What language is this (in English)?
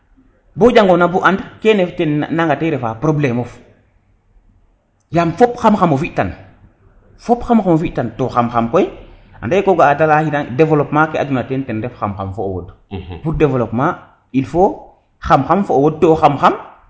Serer